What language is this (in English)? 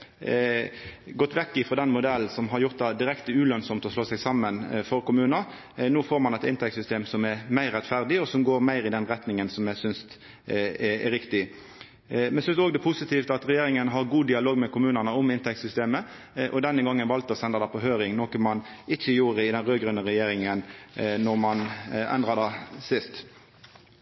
Norwegian Nynorsk